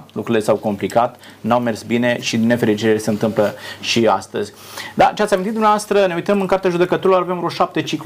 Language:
Romanian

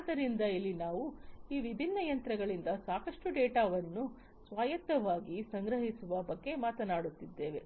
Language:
Kannada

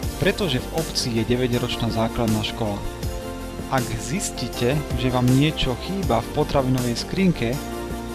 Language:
Slovak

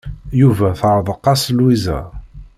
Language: Kabyle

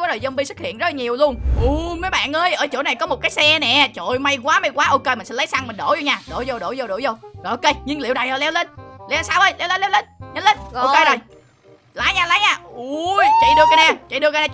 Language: Vietnamese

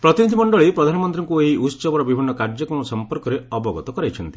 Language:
Odia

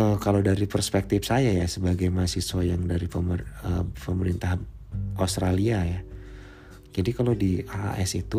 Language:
Indonesian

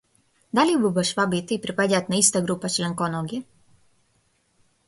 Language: Macedonian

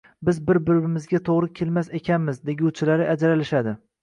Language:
Uzbek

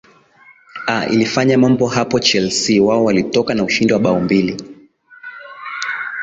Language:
Swahili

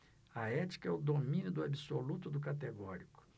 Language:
Portuguese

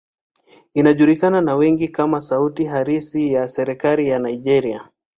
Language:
Swahili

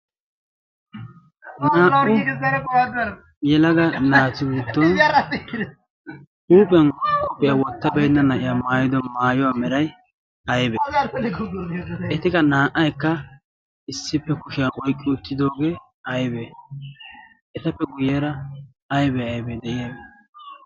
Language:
Wolaytta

